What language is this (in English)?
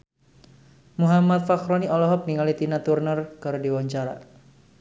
Sundanese